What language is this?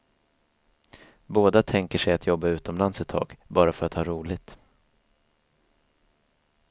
Swedish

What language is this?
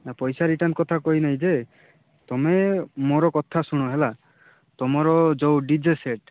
Odia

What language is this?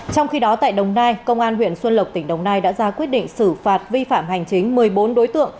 Vietnamese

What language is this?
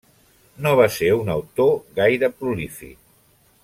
Catalan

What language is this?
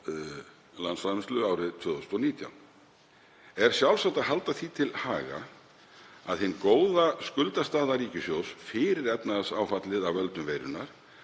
Icelandic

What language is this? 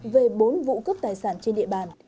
Vietnamese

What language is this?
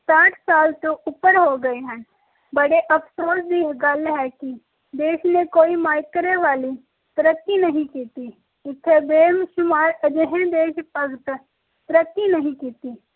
Punjabi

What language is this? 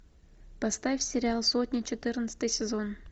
Russian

